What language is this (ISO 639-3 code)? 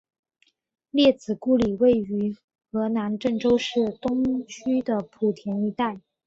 zho